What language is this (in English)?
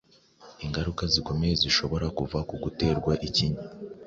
Kinyarwanda